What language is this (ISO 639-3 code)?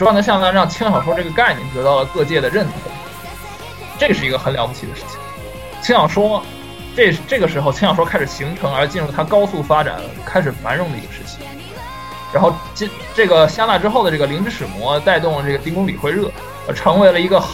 zho